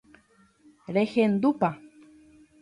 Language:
Guarani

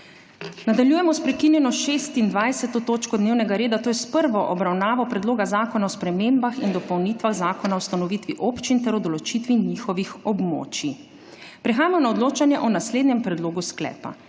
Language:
Slovenian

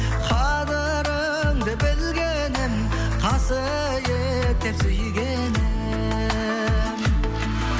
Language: Kazakh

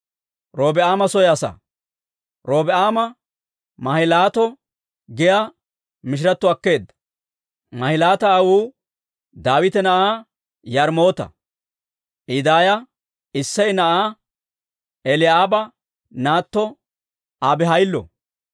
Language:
Dawro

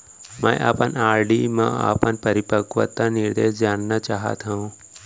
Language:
Chhattisgarhi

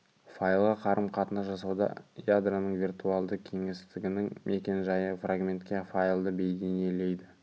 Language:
Kazakh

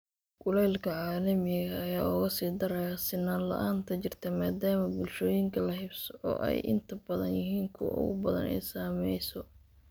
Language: Somali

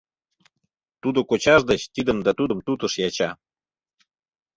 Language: Mari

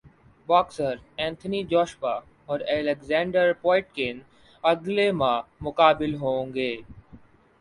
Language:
Urdu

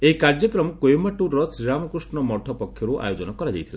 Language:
Odia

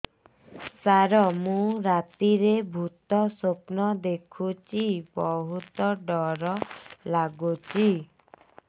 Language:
Odia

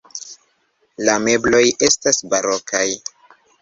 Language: Esperanto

